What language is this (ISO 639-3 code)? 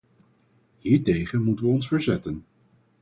nld